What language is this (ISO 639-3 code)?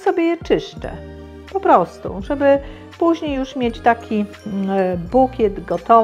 pol